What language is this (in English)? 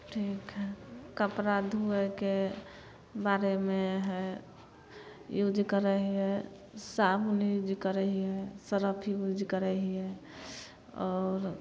Maithili